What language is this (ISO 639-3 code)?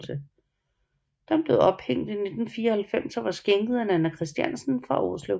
dan